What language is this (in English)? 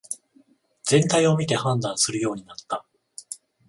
Japanese